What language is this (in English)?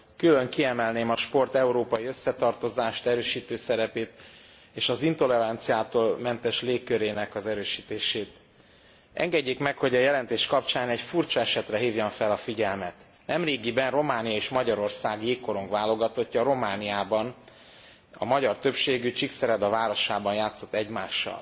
Hungarian